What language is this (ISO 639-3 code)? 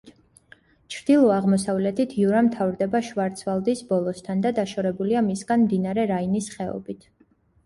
kat